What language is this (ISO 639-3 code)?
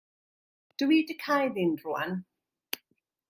cym